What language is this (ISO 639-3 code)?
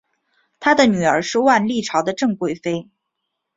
zho